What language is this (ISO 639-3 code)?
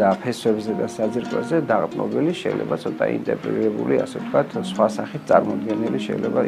ron